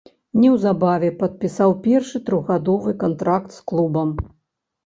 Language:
Belarusian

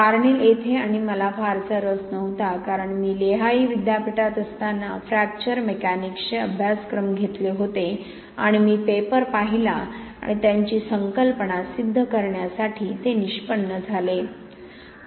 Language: Marathi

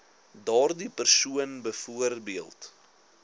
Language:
Afrikaans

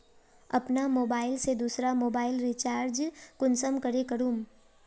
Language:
Magahi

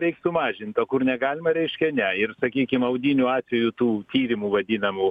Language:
Lithuanian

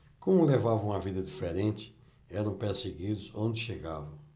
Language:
Portuguese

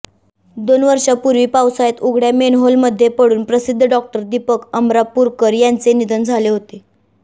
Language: Marathi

